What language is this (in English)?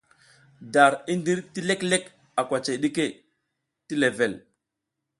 South Giziga